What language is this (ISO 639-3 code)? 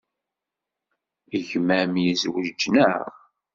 kab